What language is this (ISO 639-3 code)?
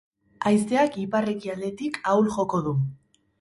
eus